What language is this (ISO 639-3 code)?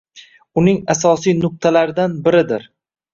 uzb